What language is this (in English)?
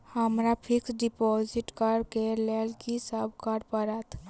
Maithili